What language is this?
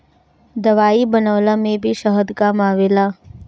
Bhojpuri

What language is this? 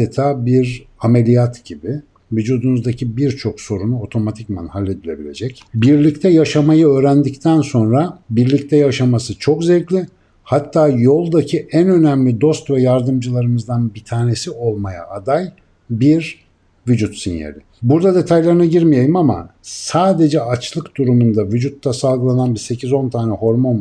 Turkish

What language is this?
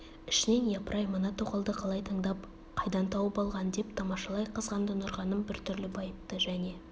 Kazakh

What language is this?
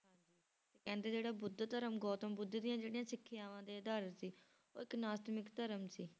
Punjabi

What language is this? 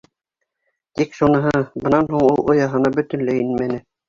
Bashkir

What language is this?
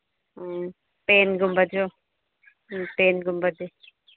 Manipuri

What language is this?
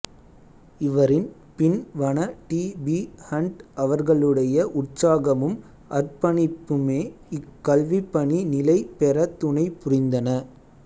Tamil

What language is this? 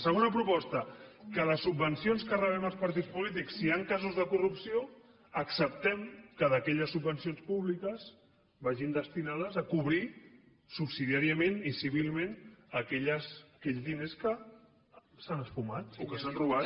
Catalan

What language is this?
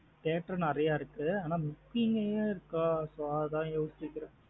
Tamil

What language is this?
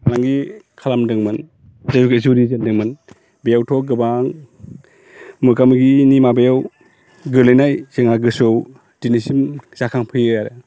Bodo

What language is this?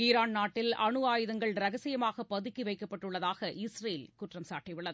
Tamil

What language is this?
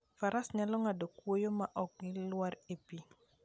Luo (Kenya and Tanzania)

